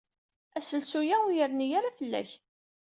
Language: Kabyle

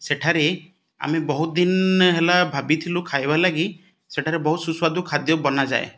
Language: Odia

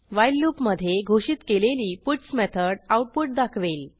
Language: Marathi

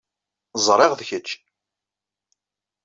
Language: Kabyle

